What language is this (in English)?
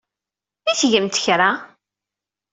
Kabyle